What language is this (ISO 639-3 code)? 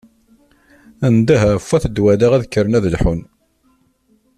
kab